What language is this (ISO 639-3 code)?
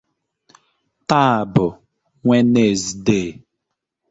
ibo